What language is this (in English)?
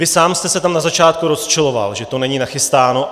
Czech